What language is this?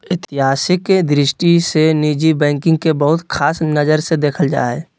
Magahi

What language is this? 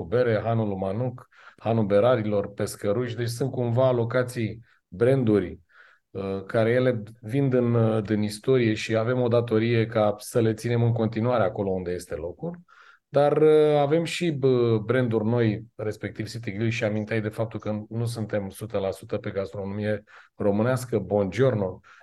Romanian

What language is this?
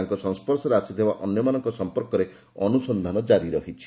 Odia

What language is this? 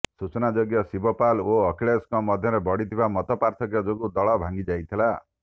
Odia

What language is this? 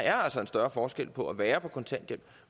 Danish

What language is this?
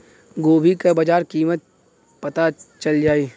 Bhojpuri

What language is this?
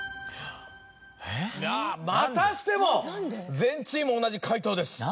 Japanese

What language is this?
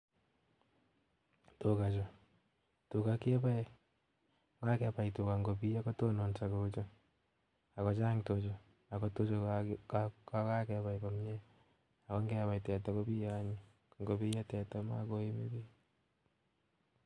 Kalenjin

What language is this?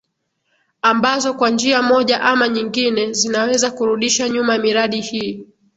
Swahili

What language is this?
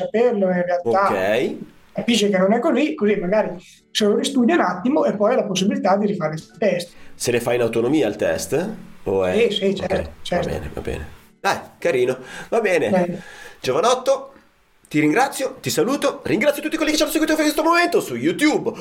Italian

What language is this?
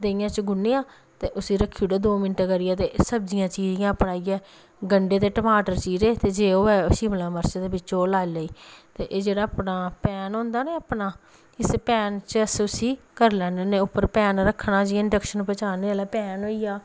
Dogri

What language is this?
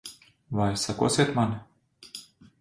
Latvian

